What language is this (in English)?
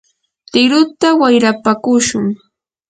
Yanahuanca Pasco Quechua